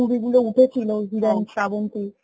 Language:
Bangla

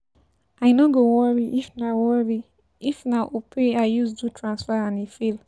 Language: Nigerian Pidgin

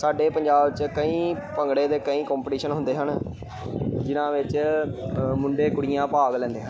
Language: Punjabi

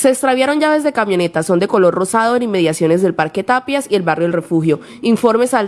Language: Spanish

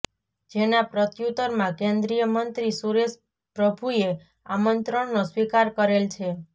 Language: Gujarati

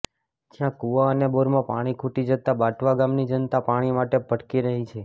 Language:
Gujarati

